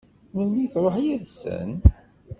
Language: Kabyle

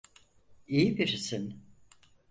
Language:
Turkish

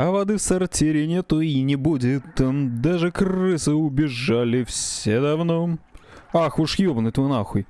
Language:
Russian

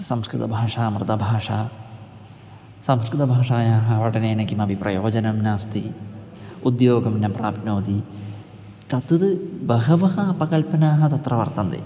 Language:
Sanskrit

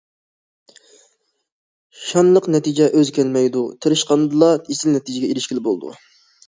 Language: Uyghur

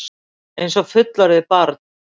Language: Icelandic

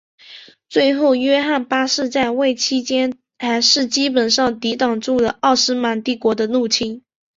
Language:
Chinese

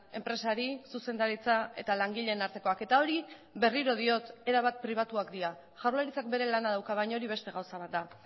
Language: Basque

